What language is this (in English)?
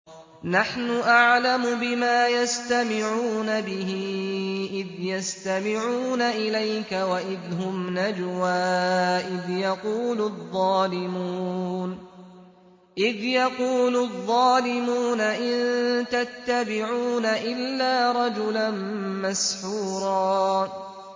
Arabic